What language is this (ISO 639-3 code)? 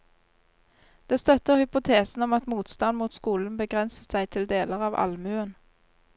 nor